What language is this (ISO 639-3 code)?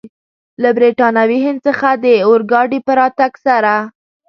pus